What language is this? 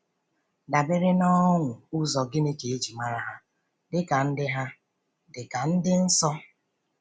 Igbo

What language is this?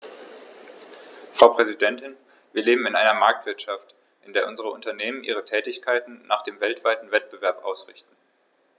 German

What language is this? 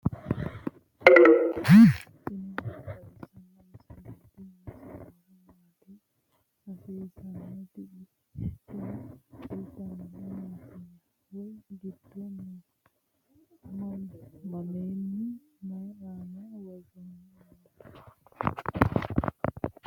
Sidamo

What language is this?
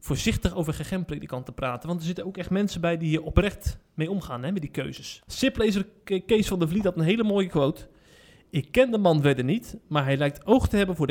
Dutch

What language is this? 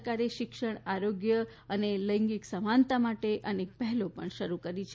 Gujarati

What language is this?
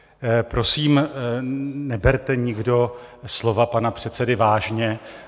Czech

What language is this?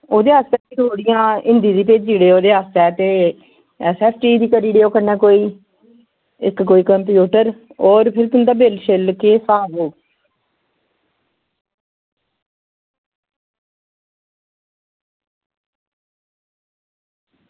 Dogri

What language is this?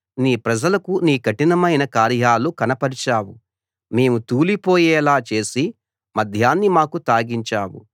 Telugu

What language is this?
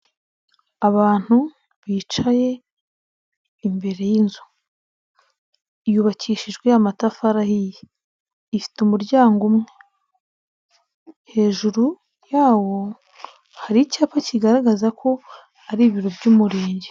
Kinyarwanda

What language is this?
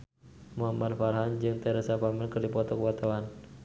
Sundanese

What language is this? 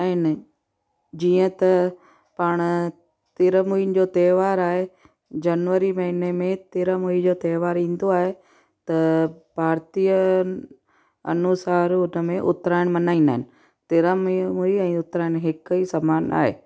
Sindhi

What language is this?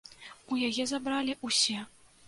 Belarusian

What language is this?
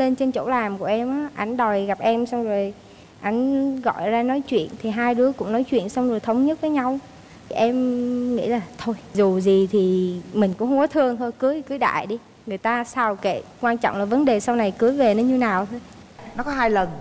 Vietnamese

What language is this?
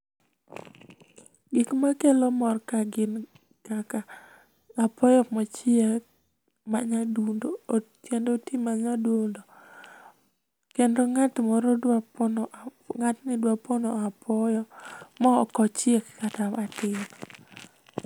Luo (Kenya and Tanzania)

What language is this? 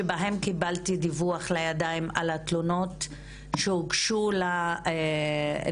Hebrew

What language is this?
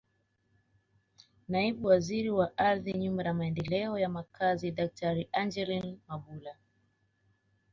Swahili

